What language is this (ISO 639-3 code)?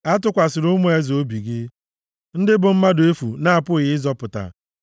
ibo